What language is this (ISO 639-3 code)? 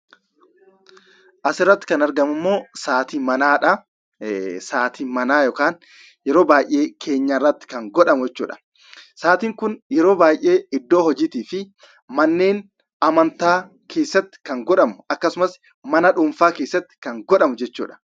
orm